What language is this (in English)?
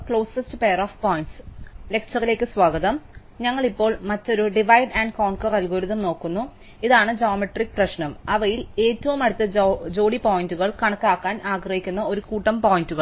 Malayalam